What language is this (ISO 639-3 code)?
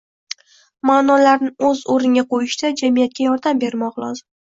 uzb